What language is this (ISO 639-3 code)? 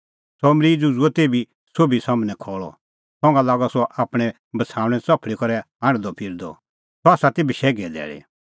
kfx